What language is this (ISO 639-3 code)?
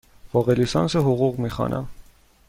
fas